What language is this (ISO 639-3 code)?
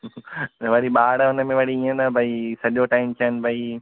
snd